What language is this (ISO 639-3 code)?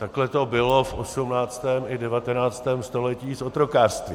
ces